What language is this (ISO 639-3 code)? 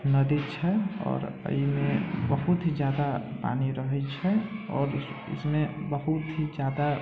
mai